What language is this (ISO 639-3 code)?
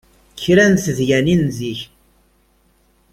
kab